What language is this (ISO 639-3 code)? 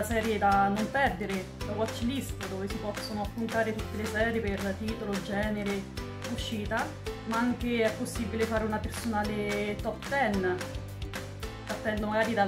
ita